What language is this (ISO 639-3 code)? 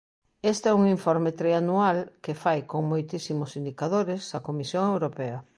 glg